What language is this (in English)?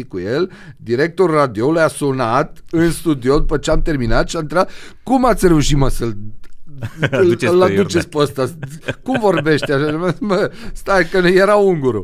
Romanian